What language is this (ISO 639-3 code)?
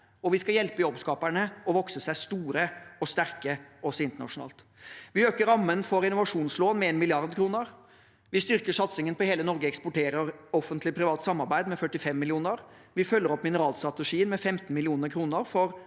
nor